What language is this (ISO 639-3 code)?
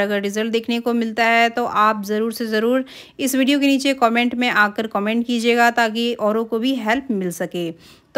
hin